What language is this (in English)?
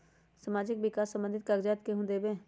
Magahi